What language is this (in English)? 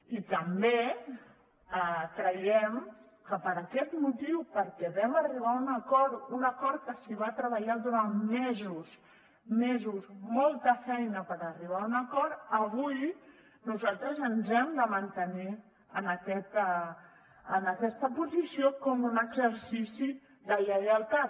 Catalan